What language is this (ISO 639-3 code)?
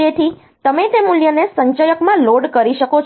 guj